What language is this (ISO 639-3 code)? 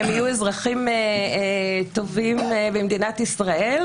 heb